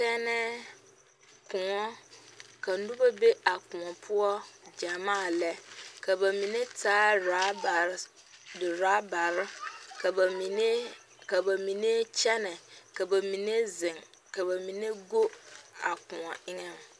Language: Southern Dagaare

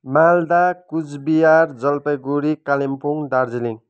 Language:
Nepali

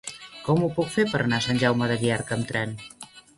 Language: Catalan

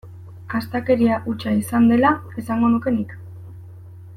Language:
Basque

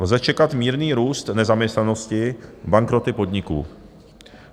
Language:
Czech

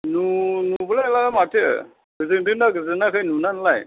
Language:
Bodo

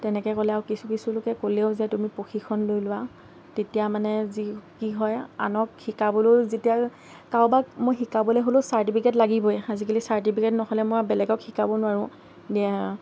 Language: Assamese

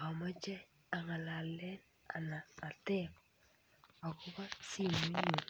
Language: Kalenjin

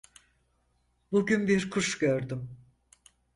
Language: Turkish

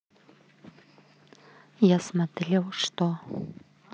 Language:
Russian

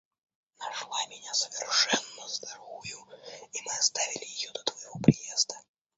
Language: Russian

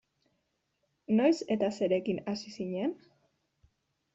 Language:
Basque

